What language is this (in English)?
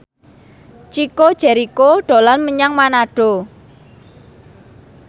Javanese